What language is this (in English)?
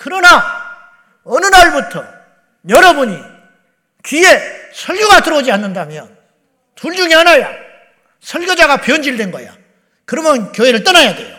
Korean